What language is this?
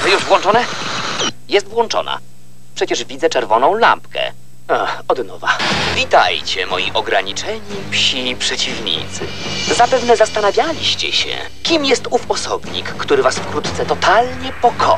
Polish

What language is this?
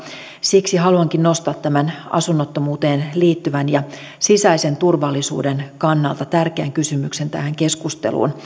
Finnish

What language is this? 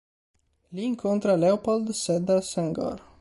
Italian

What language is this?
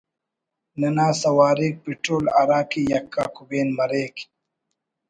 Brahui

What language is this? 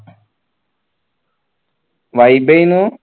Malayalam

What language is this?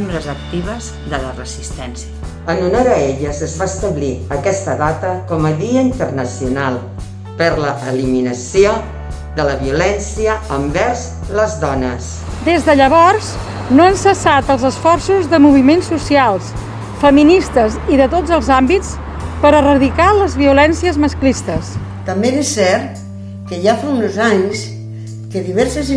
Catalan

